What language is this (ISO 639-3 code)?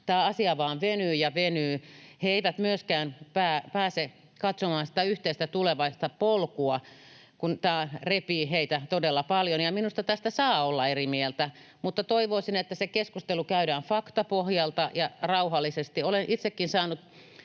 fin